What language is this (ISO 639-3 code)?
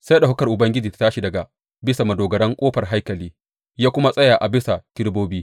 hau